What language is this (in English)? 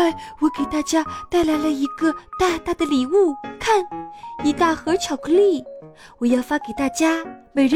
Chinese